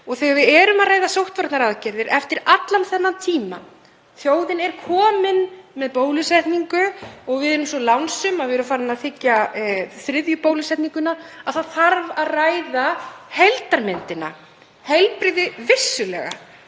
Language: Icelandic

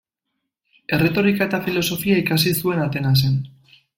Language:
Basque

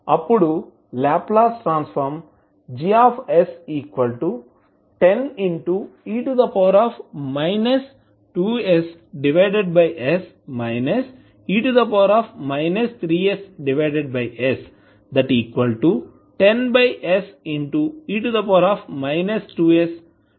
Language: Telugu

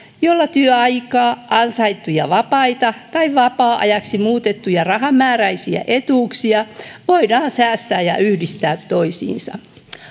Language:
Finnish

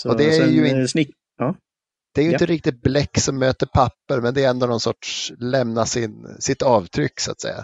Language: Swedish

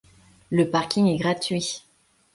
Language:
French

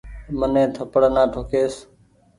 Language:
Goaria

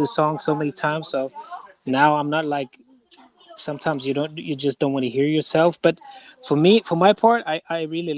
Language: English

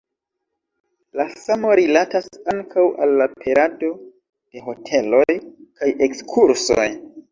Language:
Esperanto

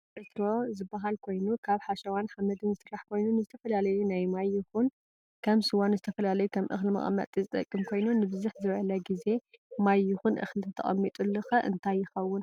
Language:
Tigrinya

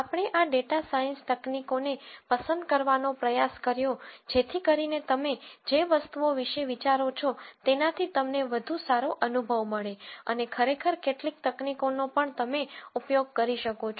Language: Gujarati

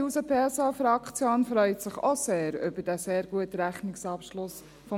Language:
Swiss German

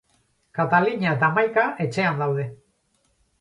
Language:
Basque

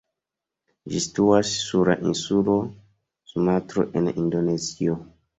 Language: Esperanto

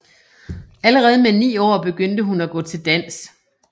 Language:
Danish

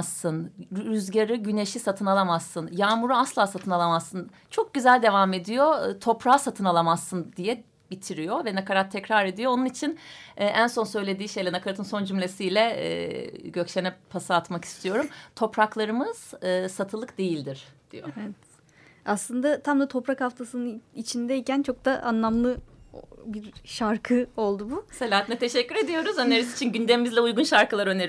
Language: Turkish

